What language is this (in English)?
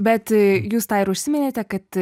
Lithuanian